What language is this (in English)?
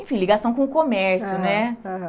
Portuguese